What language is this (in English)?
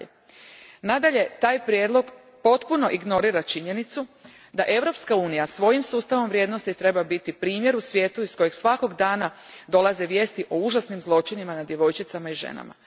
Croatian